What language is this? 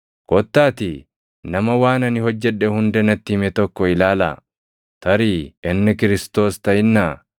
Oromo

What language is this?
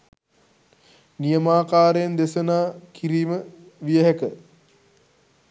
Sinhala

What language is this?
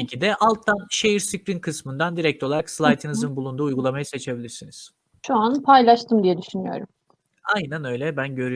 Turkish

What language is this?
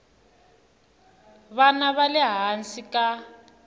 Tsonga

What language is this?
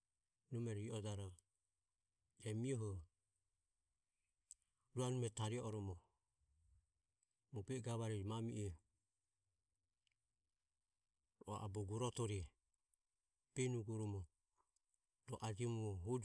Ömie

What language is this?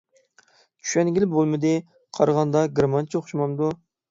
Uyghur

